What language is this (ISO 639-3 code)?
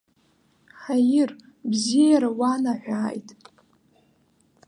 abk